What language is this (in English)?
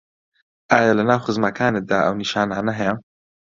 Central Kurdish